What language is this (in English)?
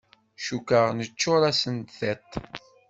Kabyle